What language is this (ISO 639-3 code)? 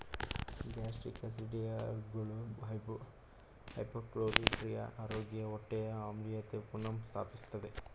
kan